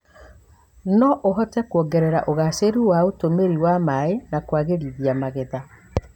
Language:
Kikuyu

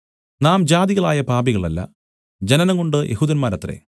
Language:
Malayalam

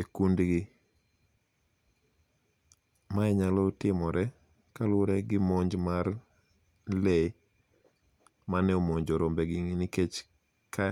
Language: Luo (Kenya and Tanzania)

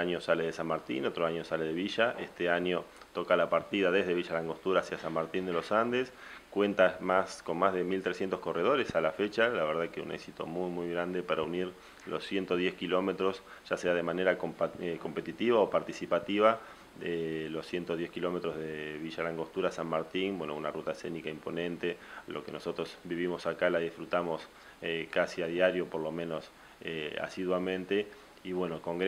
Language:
Spanish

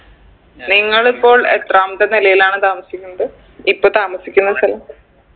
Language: Malayalam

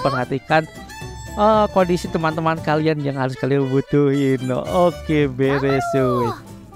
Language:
Indonesian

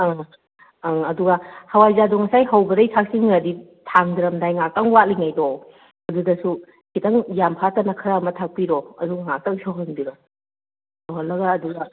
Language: Manipuri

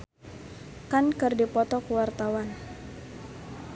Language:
Sundanese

